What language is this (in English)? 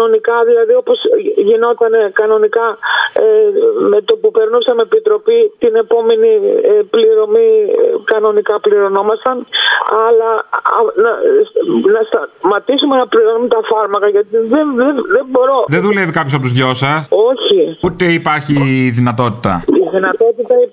Greek